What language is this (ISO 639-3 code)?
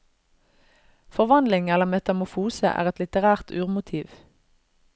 nor